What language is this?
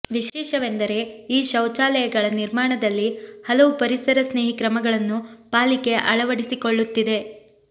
Kannada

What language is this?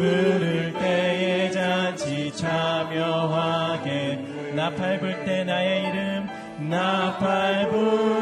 Korean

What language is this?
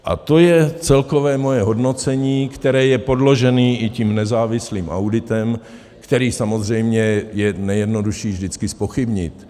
Czech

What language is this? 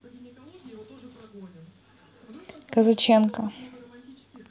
Russian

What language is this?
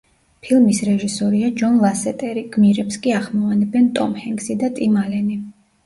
Georgian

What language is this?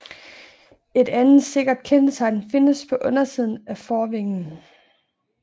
Danish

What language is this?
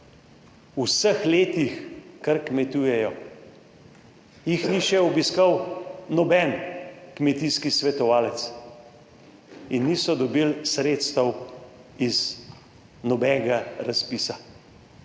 Slovenian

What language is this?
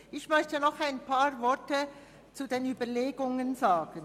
Swiss German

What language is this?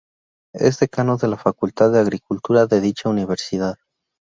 Spanish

